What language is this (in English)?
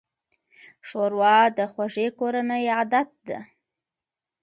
Pashto